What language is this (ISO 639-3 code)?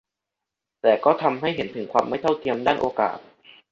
tha